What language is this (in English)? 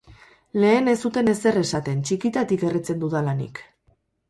Basque